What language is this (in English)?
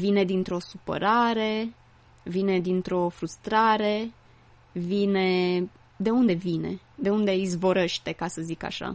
Romanian